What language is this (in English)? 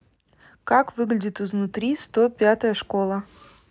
Russian